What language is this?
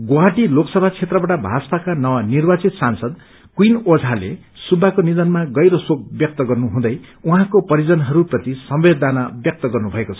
Nepali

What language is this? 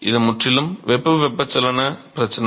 Tamil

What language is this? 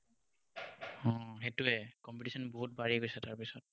Assamese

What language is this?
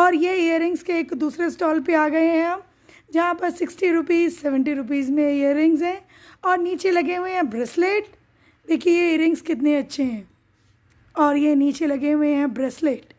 Hindi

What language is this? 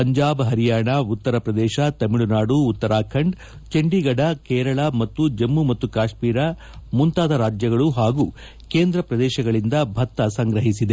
Kannada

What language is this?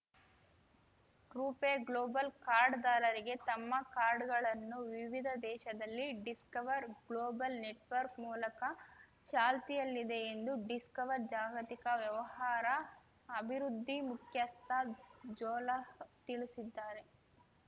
Kannada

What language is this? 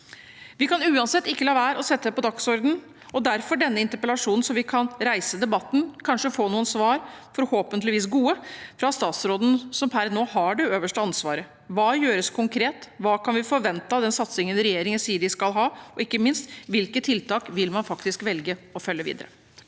Norwegian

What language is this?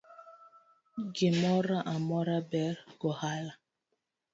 Luo (Kenya and Tanzania)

